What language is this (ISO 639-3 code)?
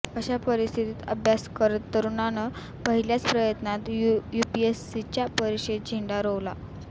mar